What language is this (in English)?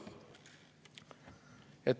Estonian